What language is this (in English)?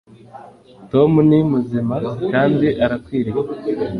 Kinyarwanda